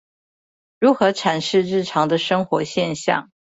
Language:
Chinese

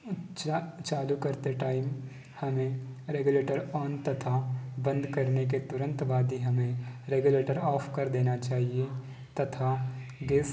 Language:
Hindi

